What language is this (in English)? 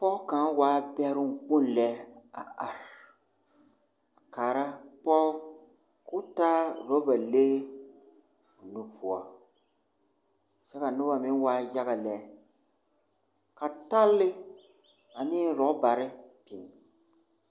Southern Dagaare